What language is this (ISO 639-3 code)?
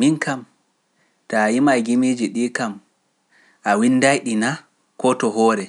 fuf